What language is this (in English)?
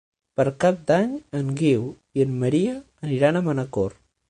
Catalan